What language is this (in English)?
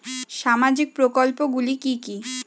Bangla